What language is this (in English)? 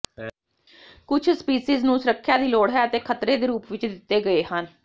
Punjabi